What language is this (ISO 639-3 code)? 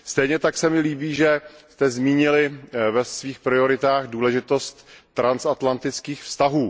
ces